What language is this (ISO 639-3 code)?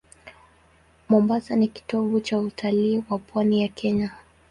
swa